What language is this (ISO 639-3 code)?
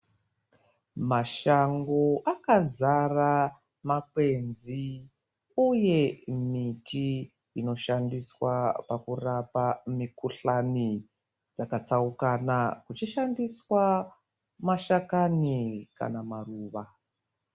ndc